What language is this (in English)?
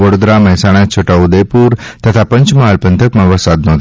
Gujarati